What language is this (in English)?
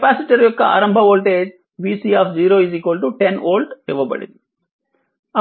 Telugu